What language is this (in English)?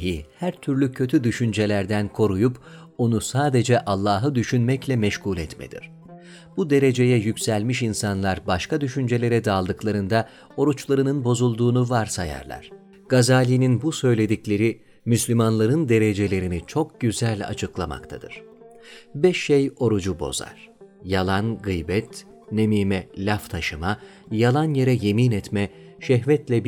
Turkish